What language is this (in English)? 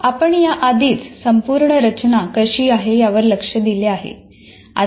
Marathi